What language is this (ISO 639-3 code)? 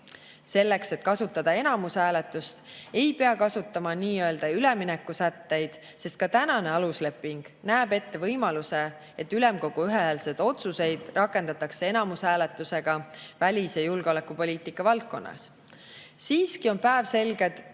est